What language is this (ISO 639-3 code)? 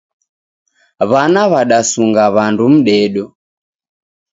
dav